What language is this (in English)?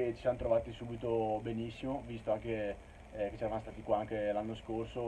Italian